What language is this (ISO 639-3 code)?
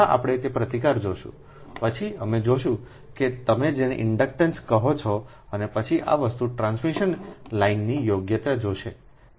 guj